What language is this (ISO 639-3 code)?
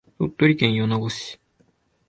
jpn